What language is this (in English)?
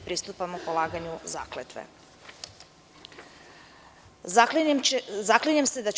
Serbian